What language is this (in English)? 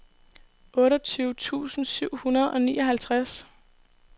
Danish